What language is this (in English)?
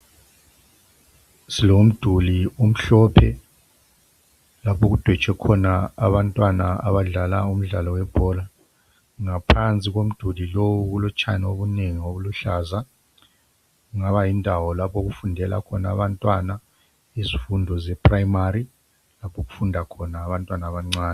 North Ndebele